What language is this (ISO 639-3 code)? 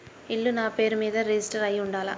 tel